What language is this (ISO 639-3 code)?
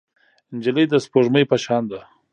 pus